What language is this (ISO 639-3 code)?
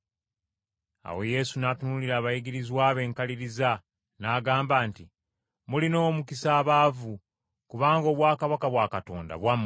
lug